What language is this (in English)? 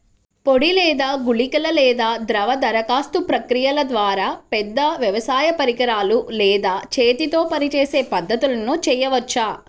Telugu